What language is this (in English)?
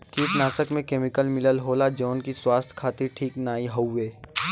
Bhojpuri